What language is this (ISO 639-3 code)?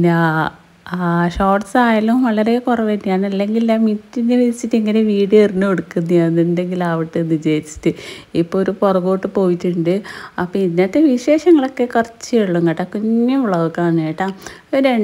mal